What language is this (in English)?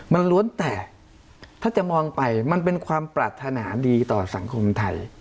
Thai